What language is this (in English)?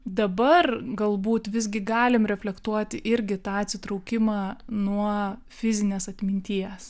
Lithuanian